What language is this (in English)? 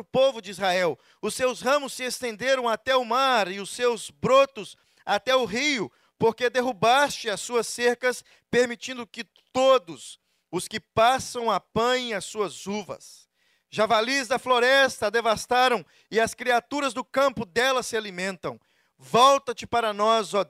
Portuguese